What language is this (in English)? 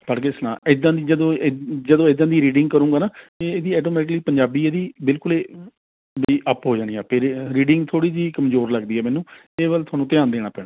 Punjabi